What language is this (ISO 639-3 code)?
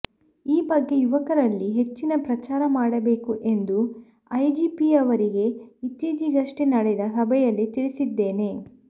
kan